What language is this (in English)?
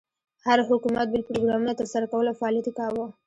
Pashto